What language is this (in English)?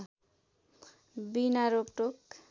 Nepali